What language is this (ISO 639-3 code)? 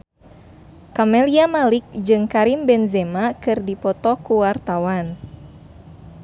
sun